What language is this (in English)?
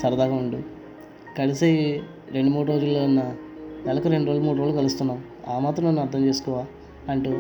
Telugu